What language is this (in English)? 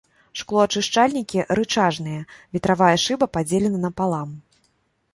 Belarusian